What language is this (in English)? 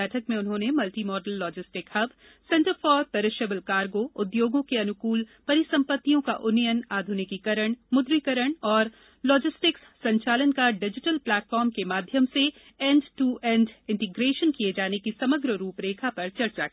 Hindi